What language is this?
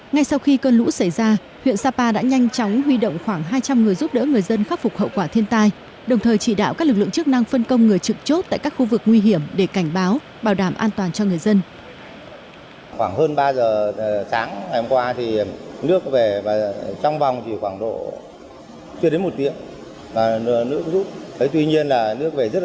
Vietnamese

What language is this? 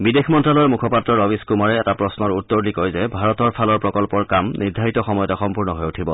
Assamese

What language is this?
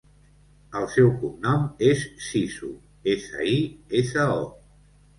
Catalan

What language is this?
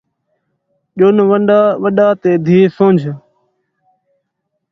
Saraiki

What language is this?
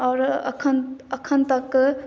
Maithili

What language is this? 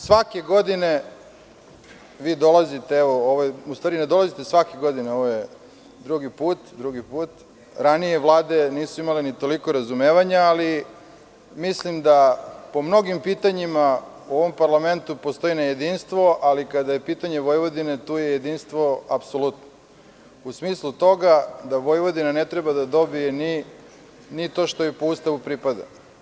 Serbian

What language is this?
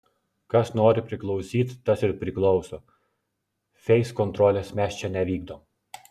Lithuanian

